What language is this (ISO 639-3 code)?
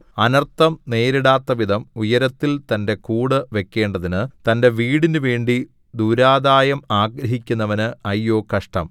mal